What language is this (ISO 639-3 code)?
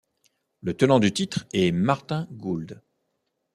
fra